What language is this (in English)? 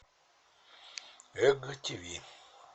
Russian